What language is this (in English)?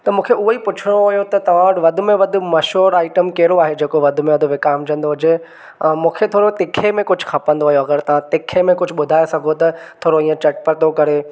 Sindhi